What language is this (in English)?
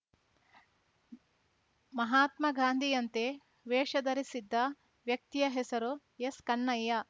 Kannada